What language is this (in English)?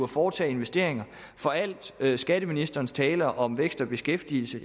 Danish